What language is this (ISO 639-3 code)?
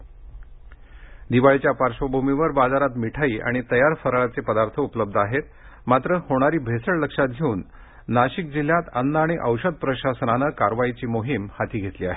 mar